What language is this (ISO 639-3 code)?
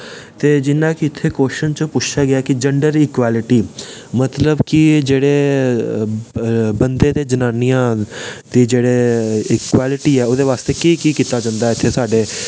doi